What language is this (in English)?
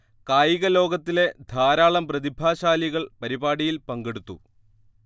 Malayalam